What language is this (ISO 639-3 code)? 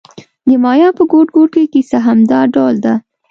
pus